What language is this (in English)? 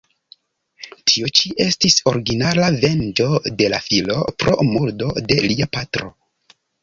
Esperanto